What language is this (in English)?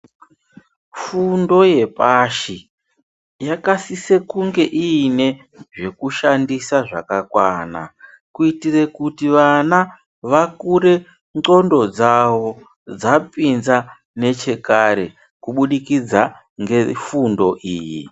Ndau